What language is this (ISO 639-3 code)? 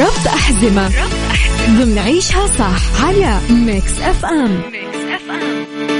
ara